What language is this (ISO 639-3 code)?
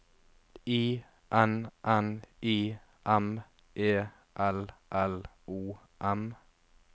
nor